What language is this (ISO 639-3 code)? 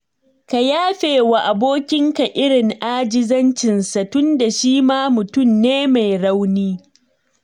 hau